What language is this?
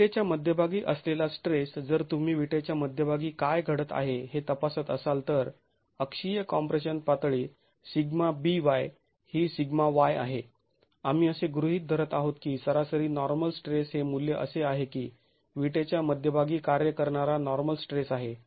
Marathi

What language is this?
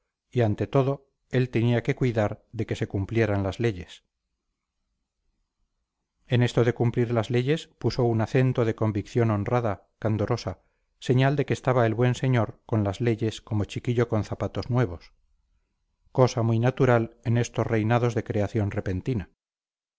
Spanish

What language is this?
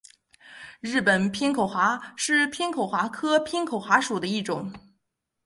Chinese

